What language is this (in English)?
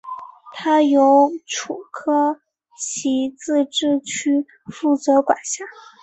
Chinese